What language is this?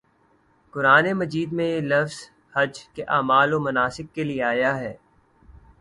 Urdu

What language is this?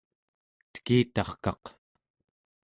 Central Yupik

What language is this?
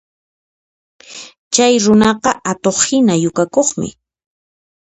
Puno Quechua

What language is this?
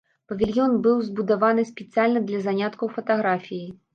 Belarusian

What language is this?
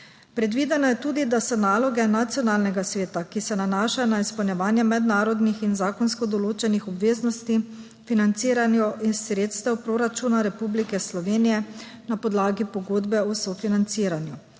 Slovenian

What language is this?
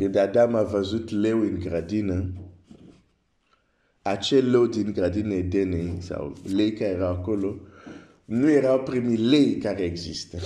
French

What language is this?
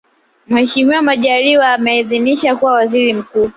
Swahili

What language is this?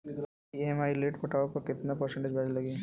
Bhojpuri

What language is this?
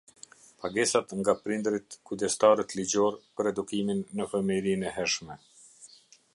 Albanian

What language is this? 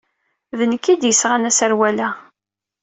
Kabyle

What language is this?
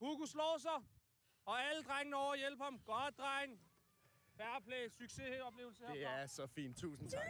Danish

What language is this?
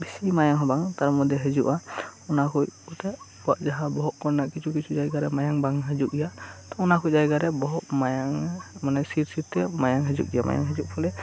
Santali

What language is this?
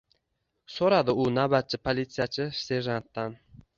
Uzbek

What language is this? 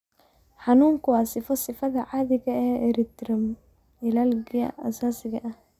Somali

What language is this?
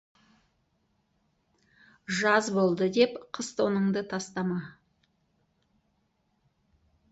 Kazakh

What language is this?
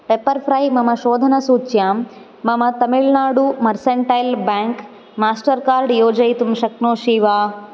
Sanskrit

